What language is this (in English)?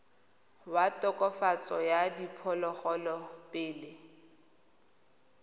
Tswana